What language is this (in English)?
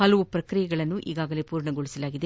Kannada